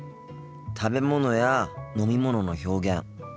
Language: Japanese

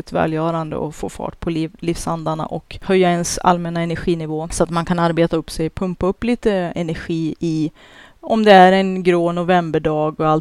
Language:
Swedish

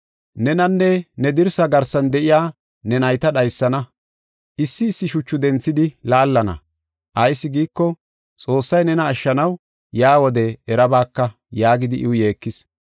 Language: Gofa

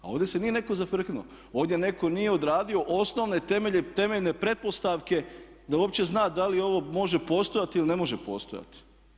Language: Croatian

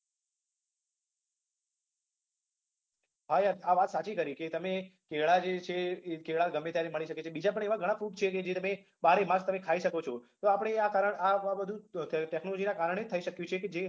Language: Gujarati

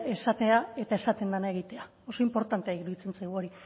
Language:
Basque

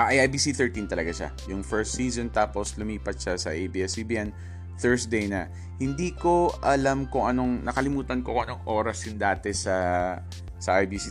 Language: Filipino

